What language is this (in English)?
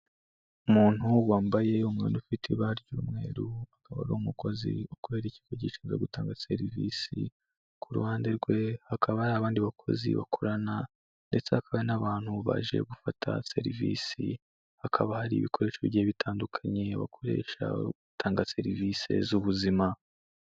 Kinyarwanda